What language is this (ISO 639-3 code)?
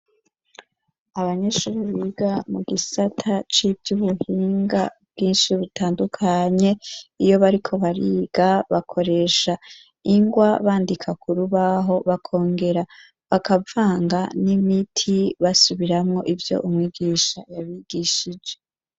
run